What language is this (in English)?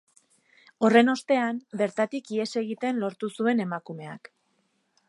Basque